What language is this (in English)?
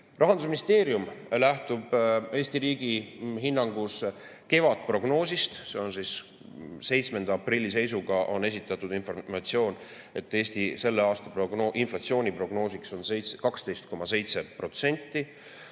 Estonian